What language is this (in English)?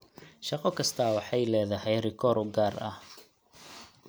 Somali